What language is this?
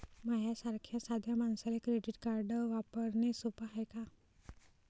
Marathi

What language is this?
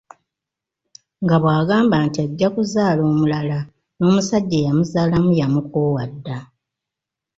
Ganda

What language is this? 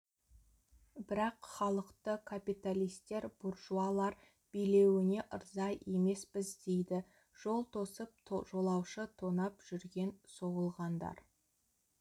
Kazakh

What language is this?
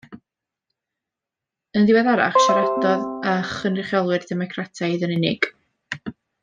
Welsh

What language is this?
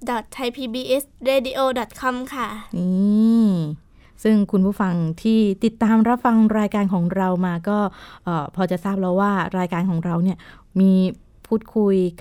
Thai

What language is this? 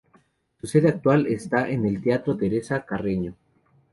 Spanish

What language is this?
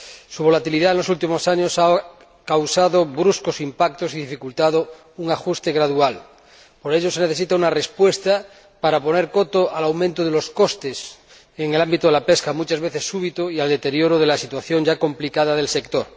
Spanish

